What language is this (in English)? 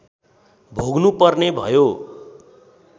Nepali